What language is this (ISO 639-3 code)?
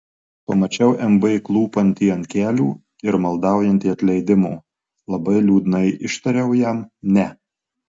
lit